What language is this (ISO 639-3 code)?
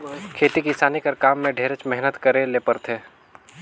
hne